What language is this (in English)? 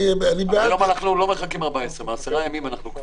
Hebrew